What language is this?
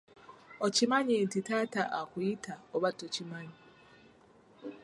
Ganda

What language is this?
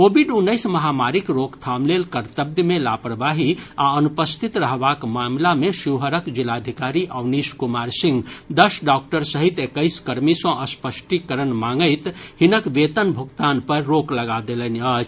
Maithili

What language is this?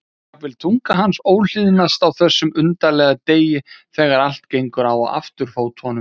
Icelandic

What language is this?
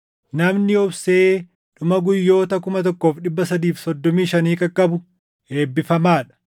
Oromo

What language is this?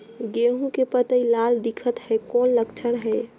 Chhattisgarhi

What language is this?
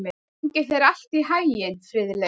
Icelandic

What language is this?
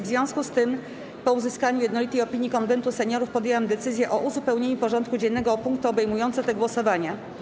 Polish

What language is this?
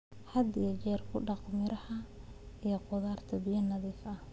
Somali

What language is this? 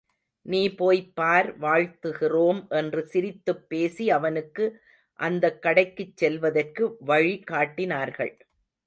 Tamil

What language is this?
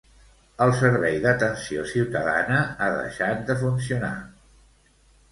Catalan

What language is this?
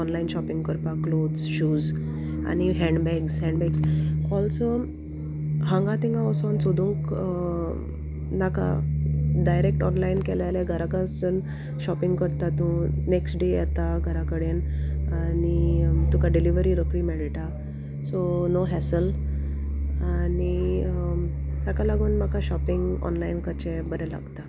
Konkani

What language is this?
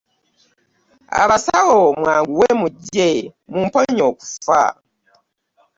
Ganda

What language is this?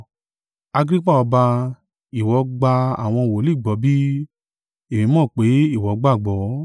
Yoruba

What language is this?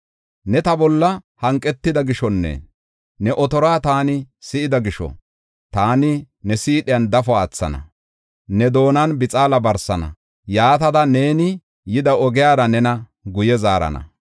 Gofa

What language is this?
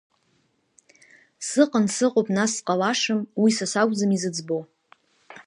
Abkhazian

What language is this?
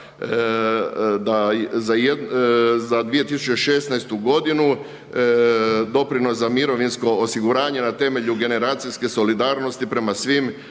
Croatian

